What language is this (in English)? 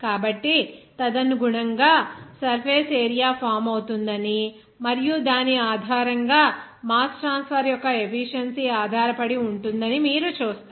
Telugu